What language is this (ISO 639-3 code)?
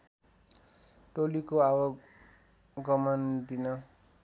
nep